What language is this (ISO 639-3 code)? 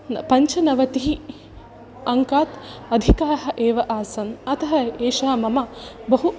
san